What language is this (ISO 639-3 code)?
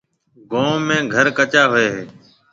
mve